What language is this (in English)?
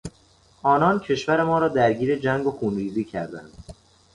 Persian